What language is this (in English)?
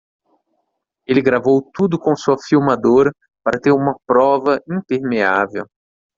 Portuguese